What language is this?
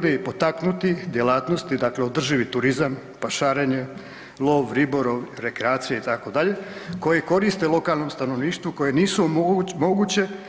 Croatian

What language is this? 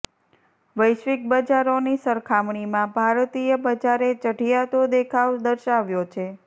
Gujarati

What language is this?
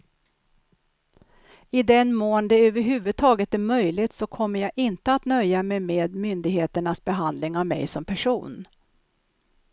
Swedish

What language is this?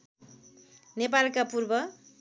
Nepali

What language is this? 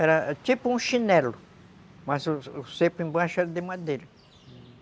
Portuguese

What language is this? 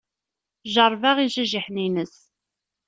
Kabyle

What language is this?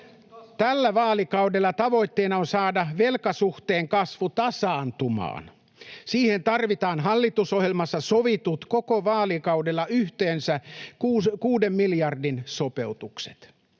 Finnish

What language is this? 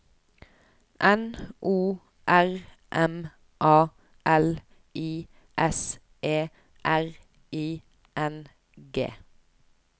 Norwegian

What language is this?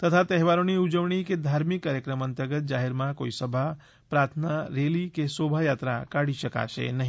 Gujarati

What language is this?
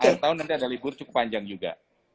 Indonesian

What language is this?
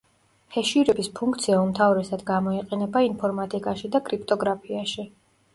Georgian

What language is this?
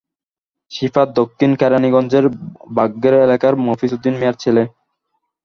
Bangla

